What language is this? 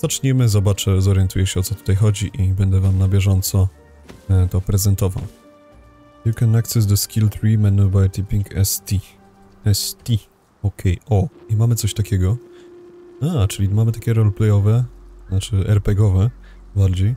Polish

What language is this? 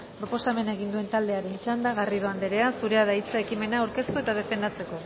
Basque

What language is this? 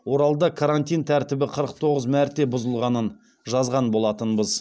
Kazakh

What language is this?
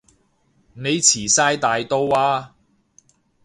Cantonese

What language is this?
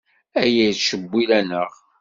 Kabyle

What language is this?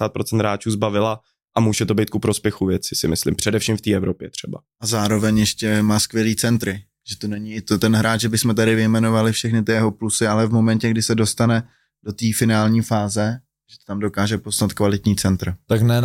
Czech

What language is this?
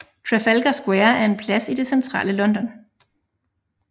Danish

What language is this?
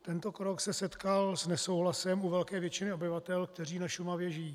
Czech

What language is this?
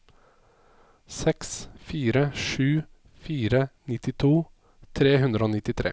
Norwegian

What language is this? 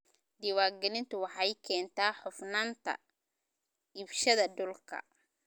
Somali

